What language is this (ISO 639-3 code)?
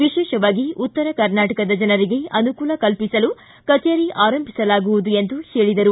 kan